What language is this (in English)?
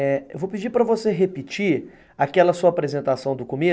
Portuguese